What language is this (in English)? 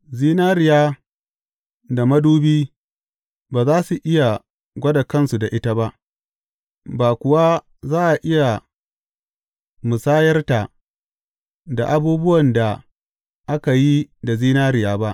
Hausa